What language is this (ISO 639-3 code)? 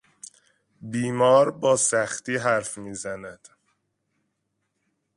fas